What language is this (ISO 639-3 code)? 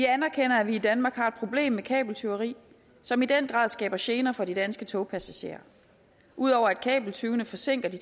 dan